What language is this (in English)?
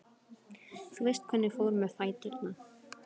Icelandic